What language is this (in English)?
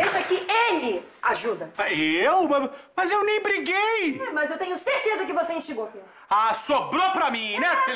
Portuguese